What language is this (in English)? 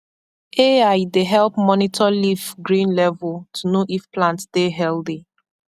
Nigerian Pidgin